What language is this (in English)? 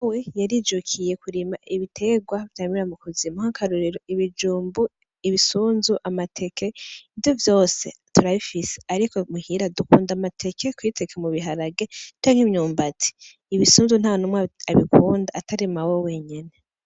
Rundi